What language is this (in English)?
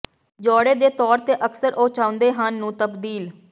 Punjabi